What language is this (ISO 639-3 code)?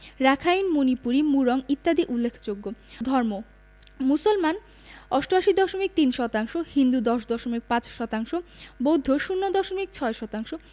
ben